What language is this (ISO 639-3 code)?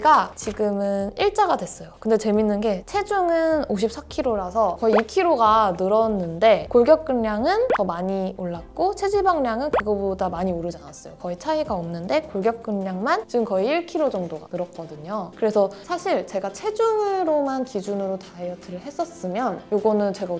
kor